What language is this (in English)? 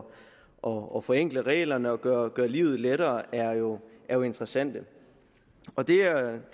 Danish